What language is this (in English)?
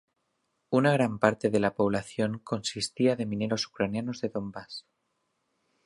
Spanish